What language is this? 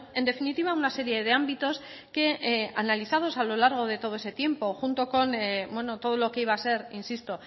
Spanish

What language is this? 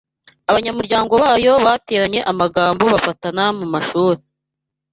Kinyarwanda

